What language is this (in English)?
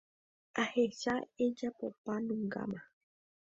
Guarani